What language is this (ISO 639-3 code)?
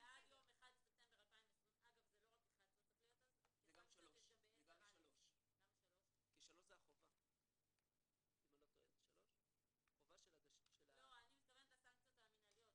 heb